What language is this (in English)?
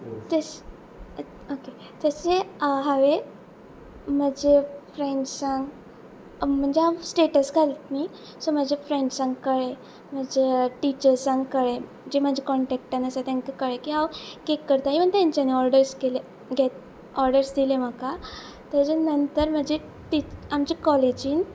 Konkani